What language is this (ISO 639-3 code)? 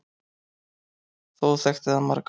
isl